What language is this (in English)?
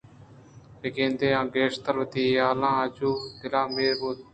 Eastern Balochi